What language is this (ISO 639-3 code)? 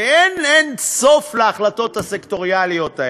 heb